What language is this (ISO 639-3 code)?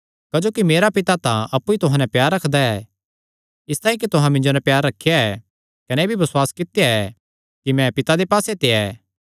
xnr